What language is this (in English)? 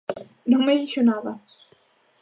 Galician